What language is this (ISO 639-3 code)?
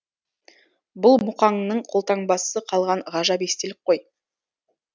kaz